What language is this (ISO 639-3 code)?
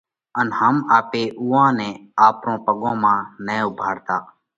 kvx